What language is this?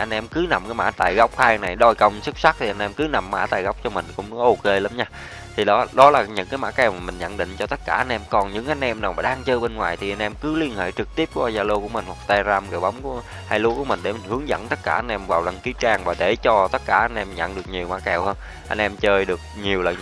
Vietnamese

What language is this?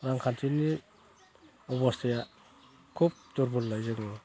Bodo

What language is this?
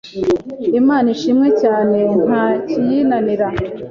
Kinyarwanda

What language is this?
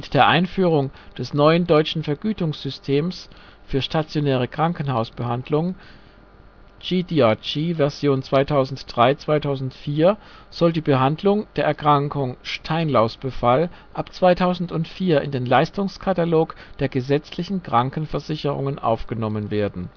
German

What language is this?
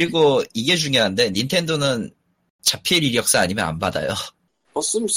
Korean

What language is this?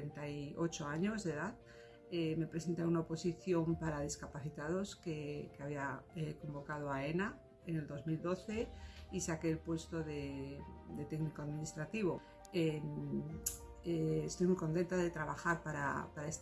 Spanish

